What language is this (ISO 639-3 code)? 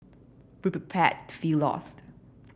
eng